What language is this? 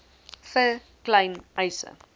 Afrikaans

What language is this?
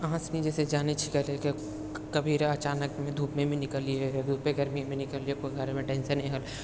Maithili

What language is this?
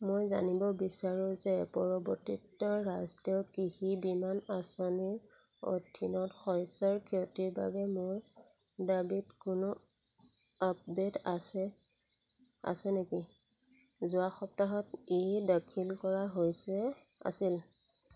Assamese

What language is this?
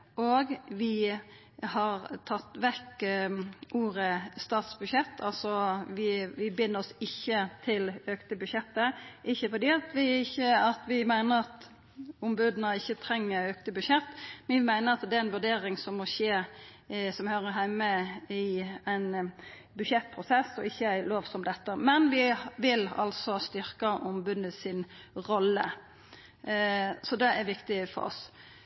Norwegian Nynorsk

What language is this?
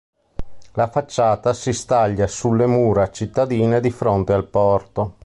Italian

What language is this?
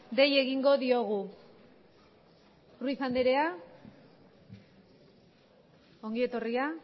Basque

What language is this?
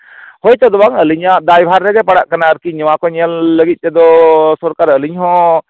Santali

